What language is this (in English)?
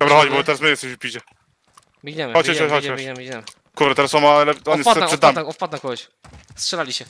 Polish